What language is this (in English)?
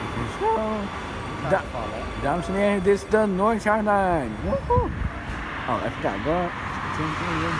Dutch